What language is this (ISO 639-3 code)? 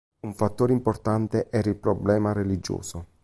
ita